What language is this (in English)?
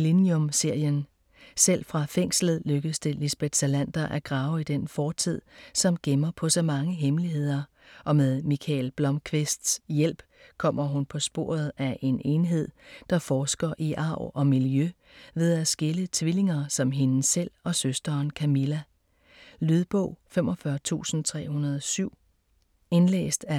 Danish